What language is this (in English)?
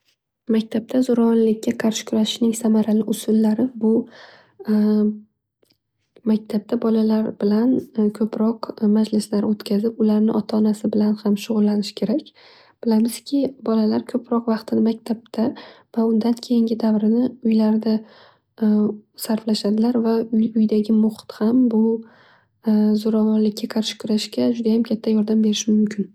Uzbek